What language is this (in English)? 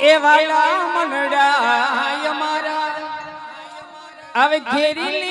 Hindi